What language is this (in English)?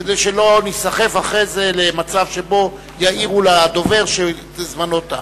Hebrew